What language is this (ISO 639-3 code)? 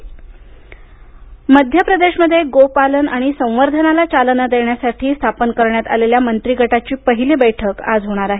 mar